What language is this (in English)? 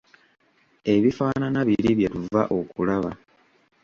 Ganda